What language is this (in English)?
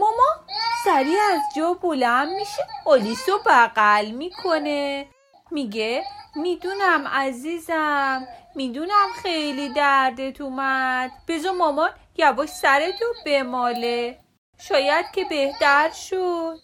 Persian